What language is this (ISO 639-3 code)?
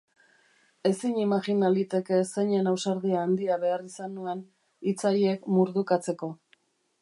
eus